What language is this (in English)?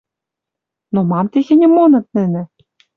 Western Mari